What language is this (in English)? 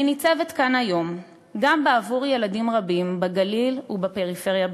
Hebrew